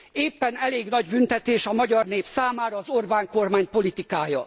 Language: Hungarian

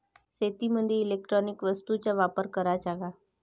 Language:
Marathi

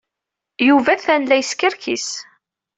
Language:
Kabyle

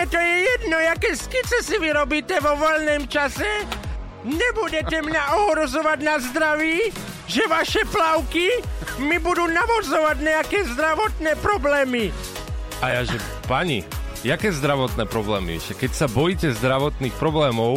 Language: Slovak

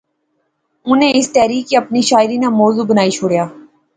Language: Pahari-Potwari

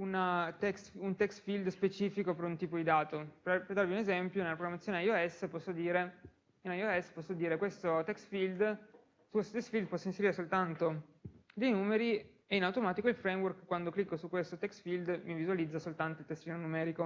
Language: Italian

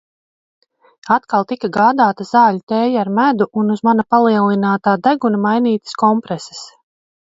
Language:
Latvian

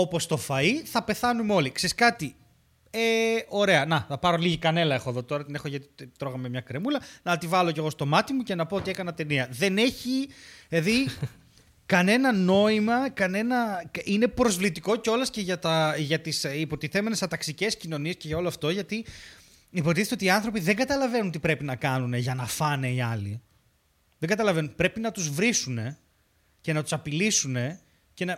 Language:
Greek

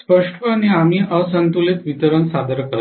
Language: Marathi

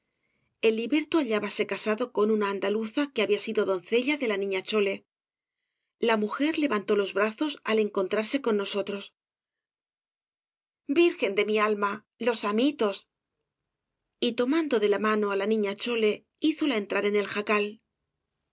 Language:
Spanish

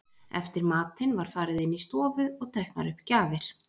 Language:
Icelandic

